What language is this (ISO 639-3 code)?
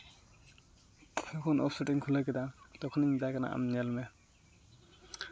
sat